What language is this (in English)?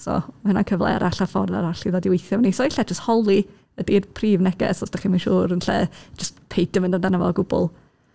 Welsh